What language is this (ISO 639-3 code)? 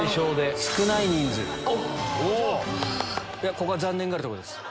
jpn